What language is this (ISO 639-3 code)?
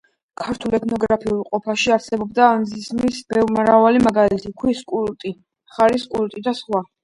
kat